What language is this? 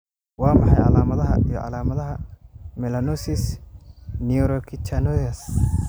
Somali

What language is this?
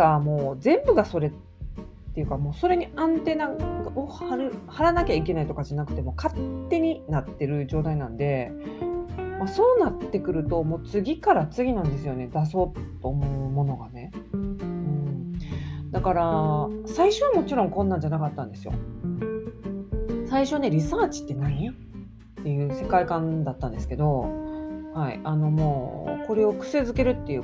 Japanese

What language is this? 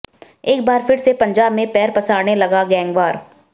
Hindi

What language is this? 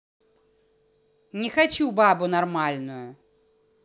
Russian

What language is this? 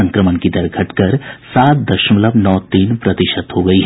Hindi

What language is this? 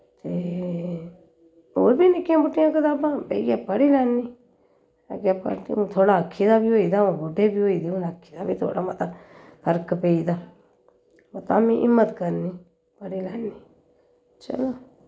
Dogri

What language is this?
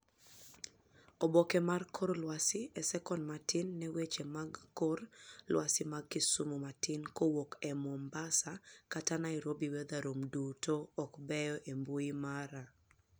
Luo (Kenya and Tanzania)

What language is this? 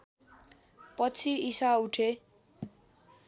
Nepali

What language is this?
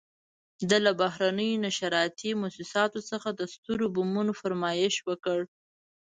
Pashto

